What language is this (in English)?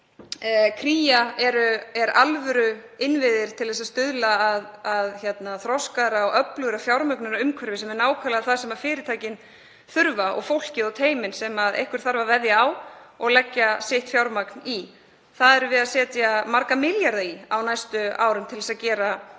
Icelandic